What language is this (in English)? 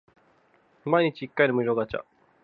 Japanese